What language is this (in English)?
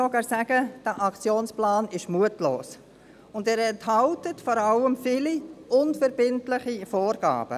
Swiss German